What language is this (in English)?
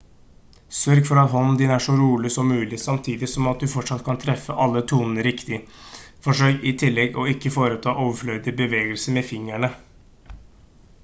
Norwegian Bokmål